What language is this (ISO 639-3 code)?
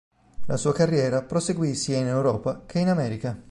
ita